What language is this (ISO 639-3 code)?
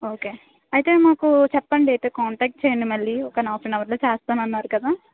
tel